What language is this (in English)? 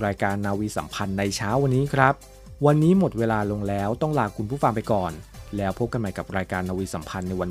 Thai